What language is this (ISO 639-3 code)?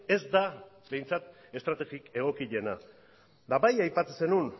eus